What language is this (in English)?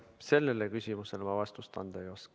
Estonian